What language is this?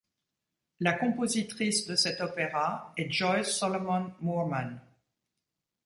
French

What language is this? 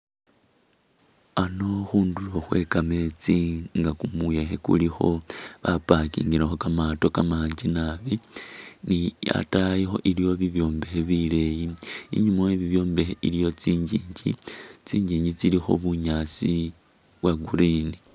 Masaaba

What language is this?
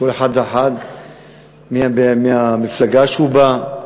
Hebrew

